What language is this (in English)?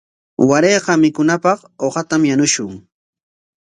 Corongo Ancash Quechua